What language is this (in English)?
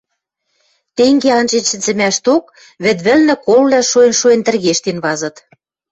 Western Mari